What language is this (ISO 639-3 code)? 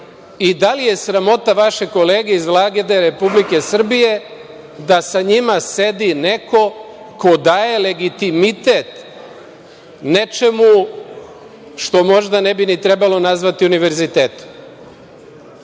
srp